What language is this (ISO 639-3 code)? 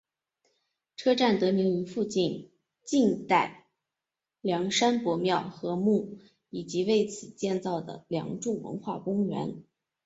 zho